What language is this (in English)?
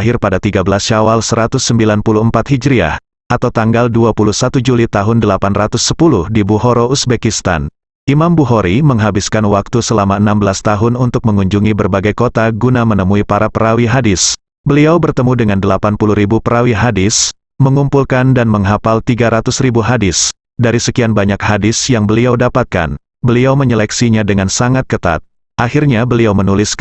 Indonesian